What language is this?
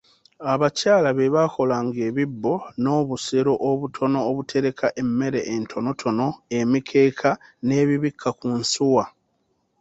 Ganda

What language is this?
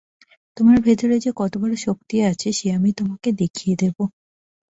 Bangla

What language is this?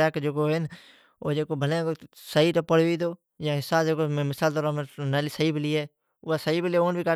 Od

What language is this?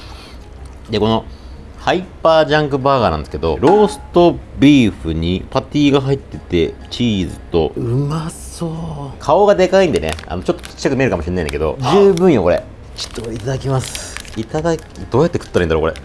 Japanese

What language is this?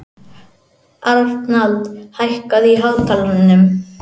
Icelandic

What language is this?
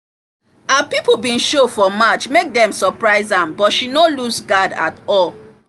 Nigerian Pidgin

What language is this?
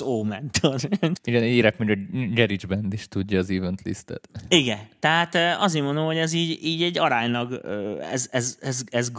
Hungarian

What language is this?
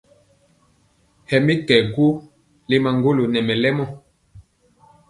Mpiemo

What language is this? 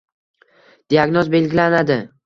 Uzbek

